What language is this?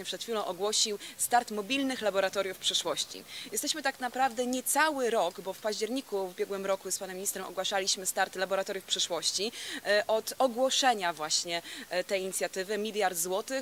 Polish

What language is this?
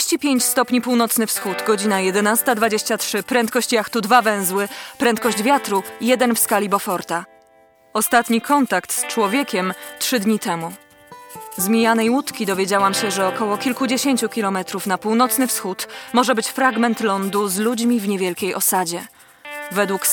Polish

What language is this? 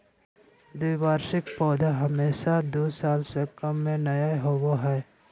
Magahi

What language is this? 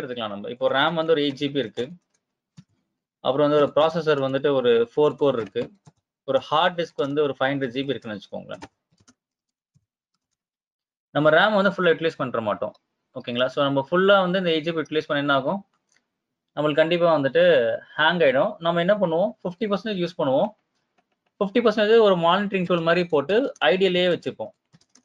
Tamil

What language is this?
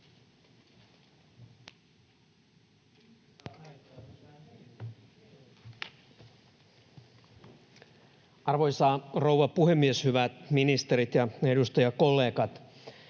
Finnish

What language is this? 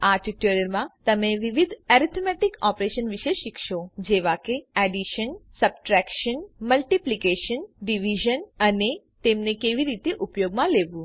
Gujarati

